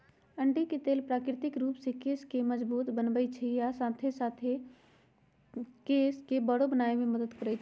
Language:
Magahi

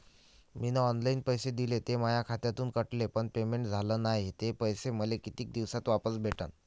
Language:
Marathi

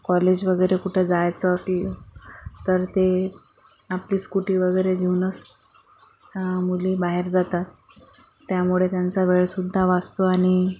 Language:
Marathi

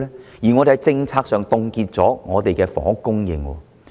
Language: Cantonese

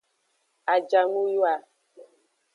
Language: Aja (Benin)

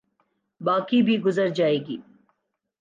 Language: Urdu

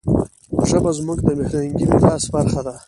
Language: Pashto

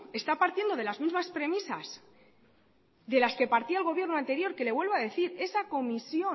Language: Spanish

